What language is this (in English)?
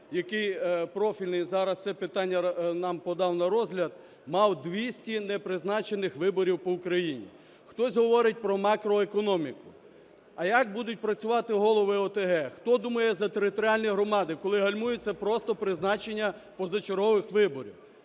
Ukrainian